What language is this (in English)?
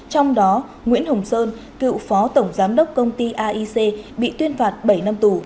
Vietnamese